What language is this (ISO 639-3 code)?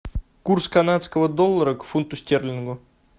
rus